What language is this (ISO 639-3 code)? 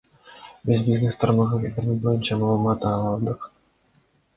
kir